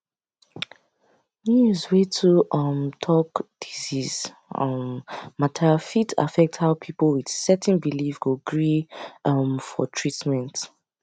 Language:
Nigerian Pidgin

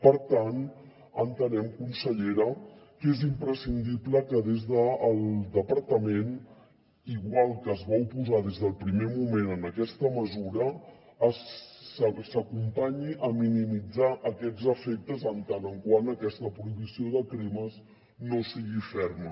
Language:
Catalan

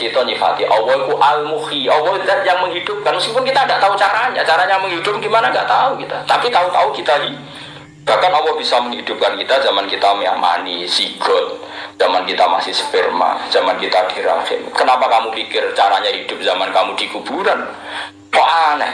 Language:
Indonesian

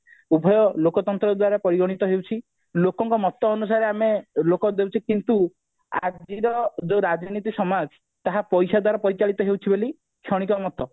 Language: Odia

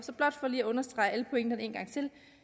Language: Danish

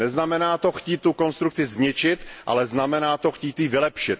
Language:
Czech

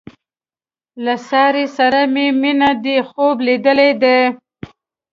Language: Pashto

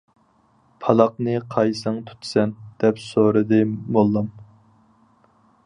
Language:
Uyghur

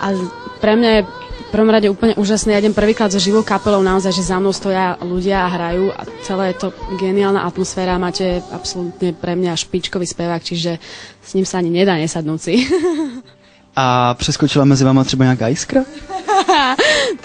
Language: Czech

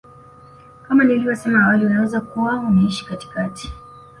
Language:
Swahili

